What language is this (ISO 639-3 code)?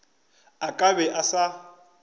nso